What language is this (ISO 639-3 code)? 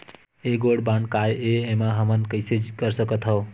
hne